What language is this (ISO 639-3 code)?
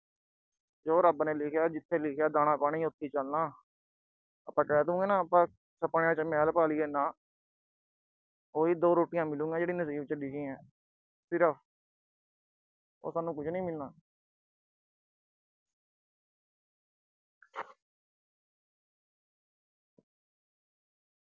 pan